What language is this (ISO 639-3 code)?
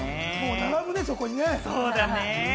jpn